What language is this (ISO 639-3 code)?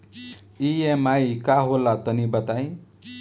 bho